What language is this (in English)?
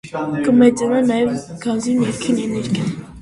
Armenian